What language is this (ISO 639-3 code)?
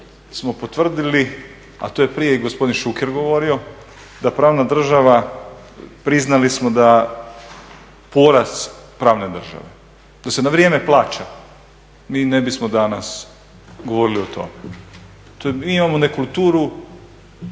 hrv